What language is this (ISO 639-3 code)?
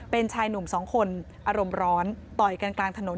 tha